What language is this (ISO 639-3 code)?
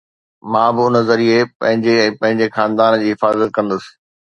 snd